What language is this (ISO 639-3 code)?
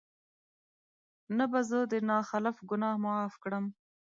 pus